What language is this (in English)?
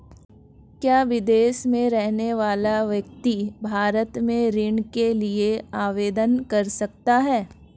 Hindi